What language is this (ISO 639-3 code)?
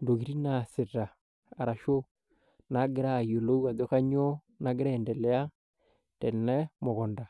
mas